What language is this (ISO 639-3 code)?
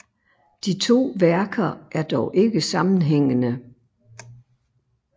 dan